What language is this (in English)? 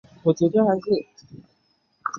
Chinese